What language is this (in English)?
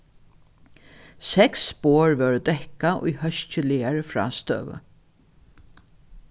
Faroese